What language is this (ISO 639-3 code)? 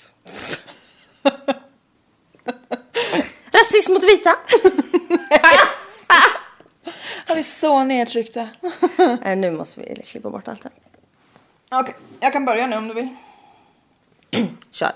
swe